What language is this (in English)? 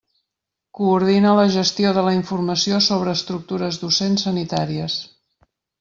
Catalan